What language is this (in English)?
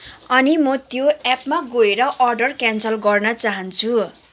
Nepali